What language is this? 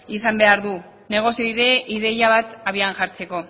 Basque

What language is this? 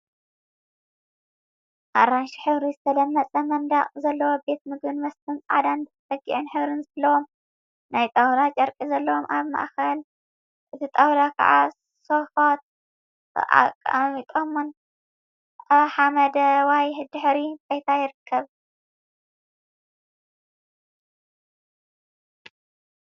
Tigrinya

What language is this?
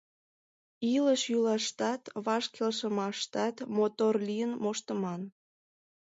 Mari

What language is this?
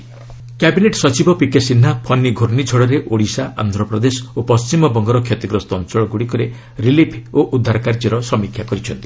Odia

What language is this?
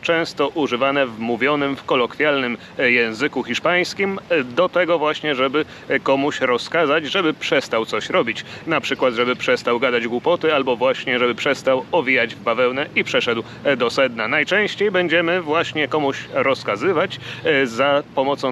Polish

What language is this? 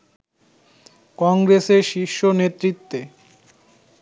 Bangla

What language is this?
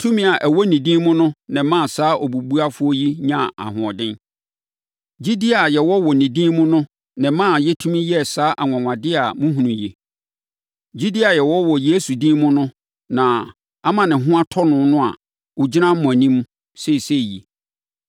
Akan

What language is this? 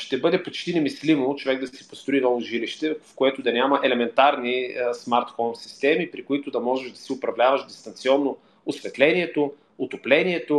Bulgarian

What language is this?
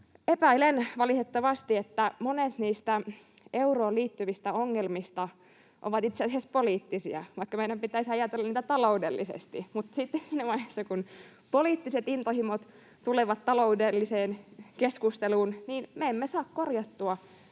Finnish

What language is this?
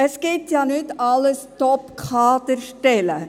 Swiss German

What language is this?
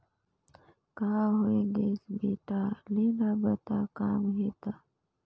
Chhattisgarhi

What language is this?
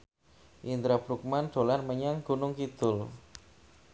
Javanese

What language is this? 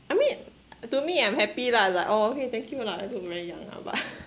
English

